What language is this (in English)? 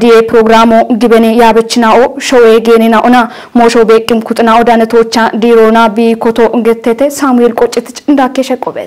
Arabic